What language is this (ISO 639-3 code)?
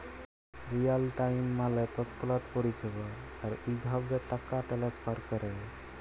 ben